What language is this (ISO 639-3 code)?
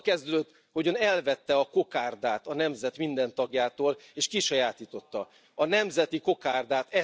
hun